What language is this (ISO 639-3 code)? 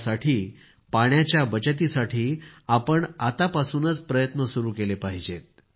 mar